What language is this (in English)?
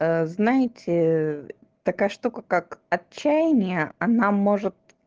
Russian